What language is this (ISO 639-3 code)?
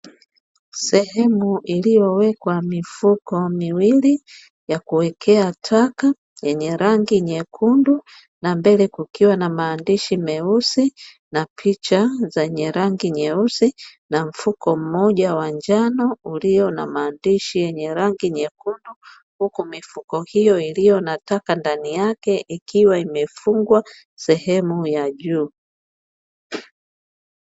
swa